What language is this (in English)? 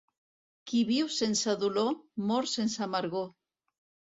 Catalan